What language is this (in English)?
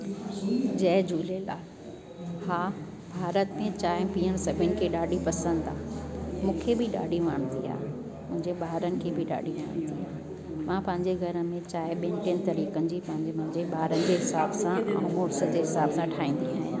Sindhi